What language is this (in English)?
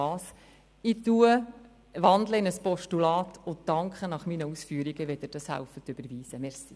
Swiss German